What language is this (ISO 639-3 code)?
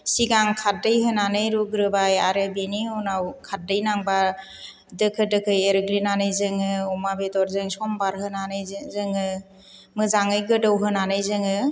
brx